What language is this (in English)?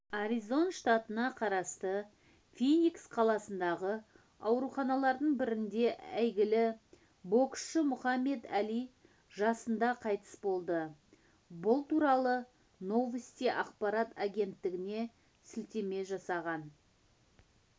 Kazakh